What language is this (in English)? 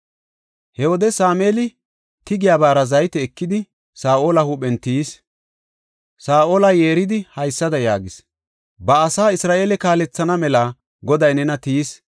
Gofa